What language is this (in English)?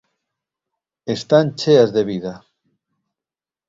Galician